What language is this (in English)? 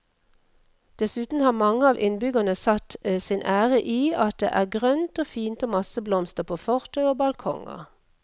Norwegian